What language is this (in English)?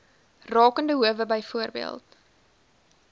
Afrikaans